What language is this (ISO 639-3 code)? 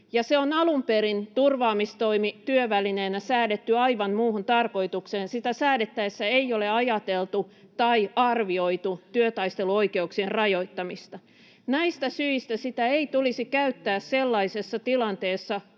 fin